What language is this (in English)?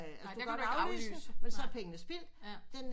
Danish